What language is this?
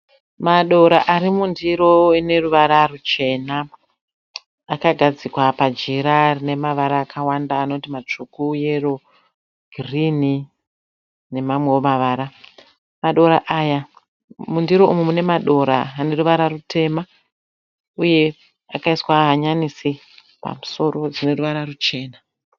Shona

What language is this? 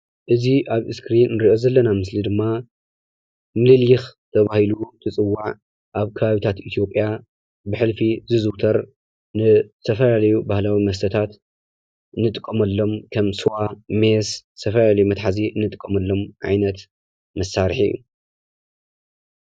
Tigrinya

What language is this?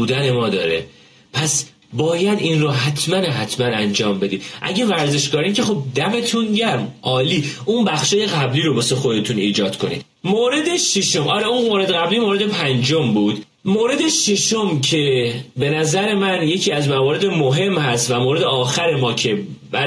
Persian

